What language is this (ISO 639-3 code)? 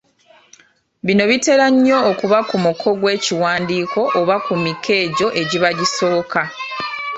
lug